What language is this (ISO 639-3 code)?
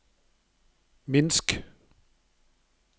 nor